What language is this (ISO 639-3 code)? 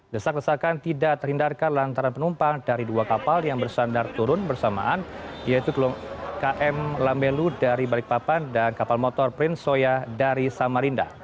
ind